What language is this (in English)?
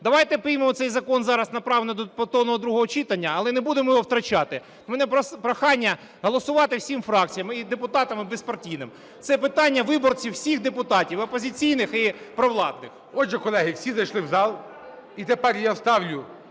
Ukrainian